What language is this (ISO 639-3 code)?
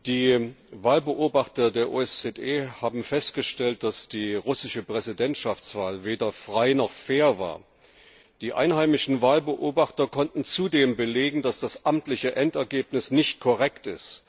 deu